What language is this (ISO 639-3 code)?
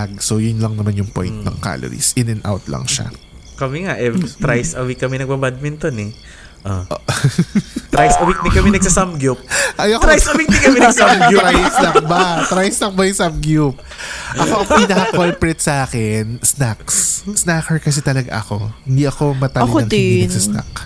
fil